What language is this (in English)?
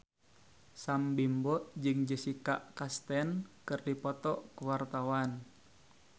Sundanese